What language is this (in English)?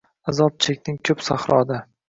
Uzbek